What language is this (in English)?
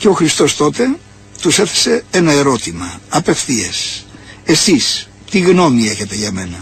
Greek